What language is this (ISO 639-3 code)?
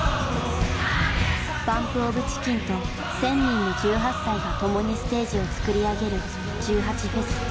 jpn